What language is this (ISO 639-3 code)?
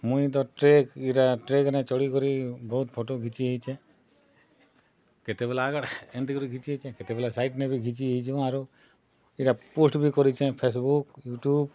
ori